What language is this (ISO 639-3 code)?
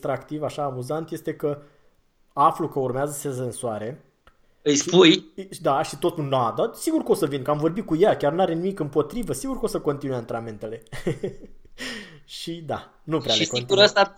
ron